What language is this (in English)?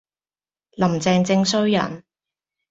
Cantonese